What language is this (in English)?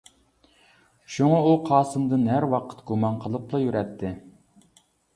Uyghur